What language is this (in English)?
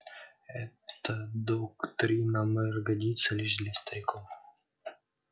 Russian